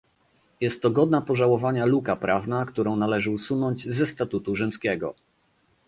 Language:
Polish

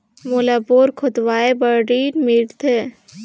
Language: Chhattisgarhi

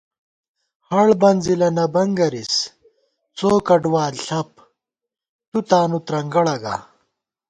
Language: Gawar-Bati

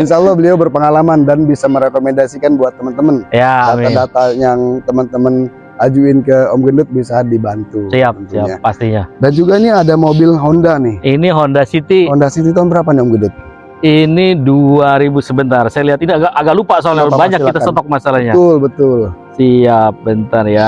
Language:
Indonesian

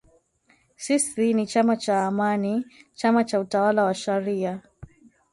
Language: Swahili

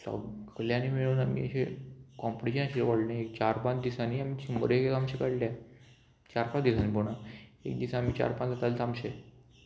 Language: Konkani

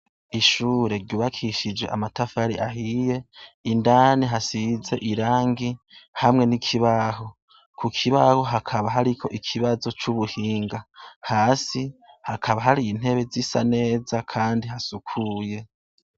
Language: Rundi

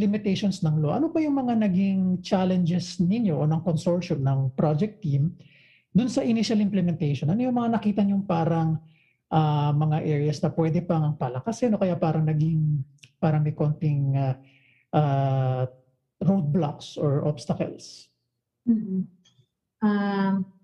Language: Filipino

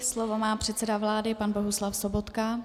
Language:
Czech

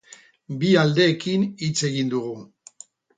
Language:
Basque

